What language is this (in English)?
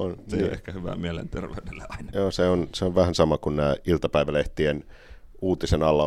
Finnish